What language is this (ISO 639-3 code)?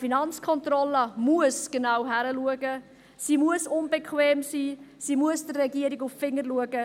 gsw